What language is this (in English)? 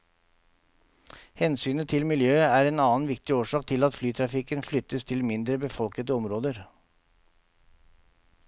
Norwegian